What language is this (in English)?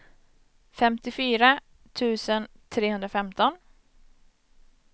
Swedish